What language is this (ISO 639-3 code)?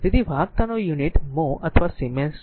guj